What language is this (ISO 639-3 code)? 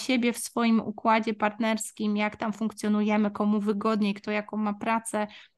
pol